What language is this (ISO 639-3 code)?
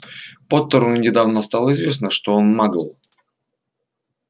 rus